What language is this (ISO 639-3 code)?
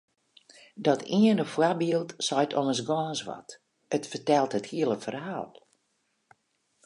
fry